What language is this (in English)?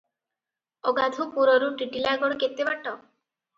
Odia